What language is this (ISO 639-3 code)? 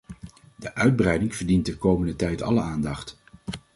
nld